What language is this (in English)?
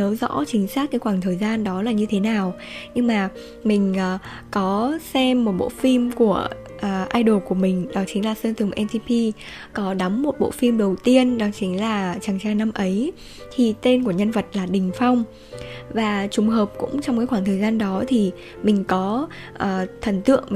Vietnamese